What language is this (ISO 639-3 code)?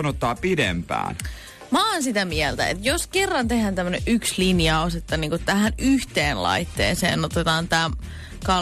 fin